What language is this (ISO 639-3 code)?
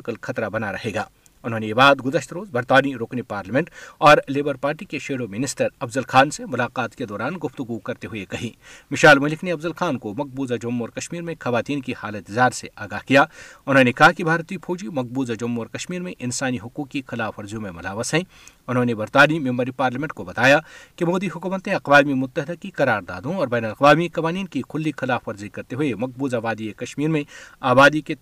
urd